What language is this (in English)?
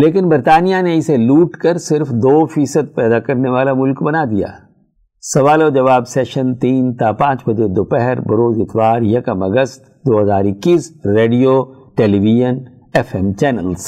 Urdu